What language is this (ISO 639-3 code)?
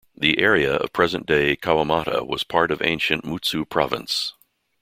eng